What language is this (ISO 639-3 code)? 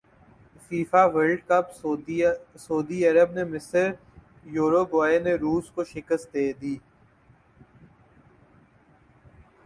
urd